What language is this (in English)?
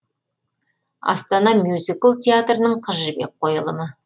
Kazakh